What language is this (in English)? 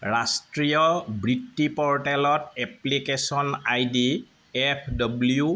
Assamese